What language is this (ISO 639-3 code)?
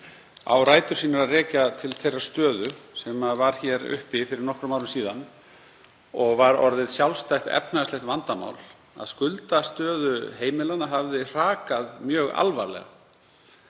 isl